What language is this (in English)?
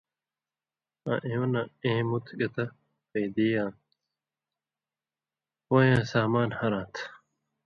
Indus Kohistani